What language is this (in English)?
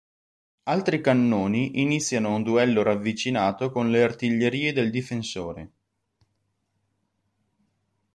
Italian